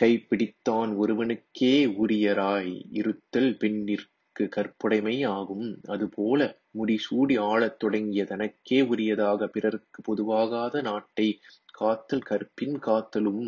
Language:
Tamil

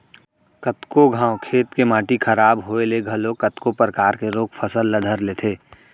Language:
Chhattisgarhi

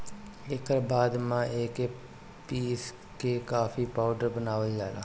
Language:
Bhojpuri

